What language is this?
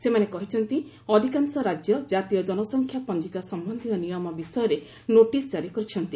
Odia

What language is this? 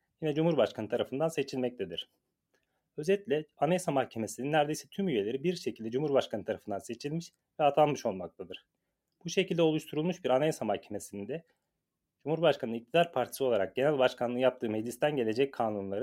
Turkish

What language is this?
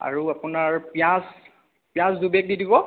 Assamese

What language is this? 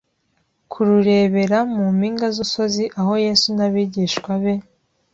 Kinyarwanda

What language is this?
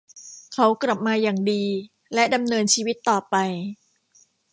Thai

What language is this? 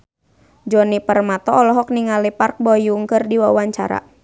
Sundanese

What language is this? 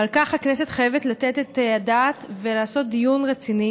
Hebrew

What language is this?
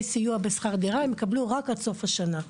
Hebrew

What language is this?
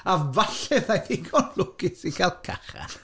Welsh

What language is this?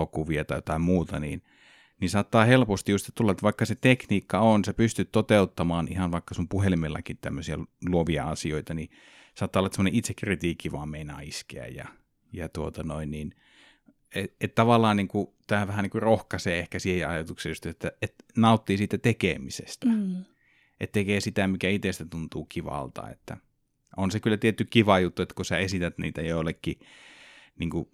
Finnish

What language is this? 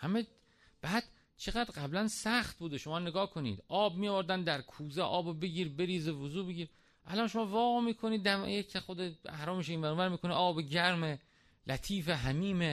Persian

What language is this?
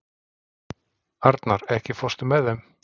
Icelandic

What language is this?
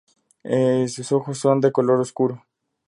Spanish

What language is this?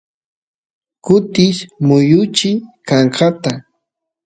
Santiago del Estero Quichua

